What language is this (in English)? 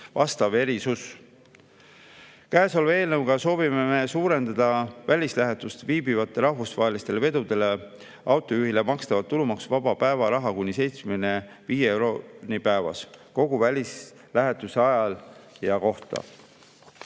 Estonian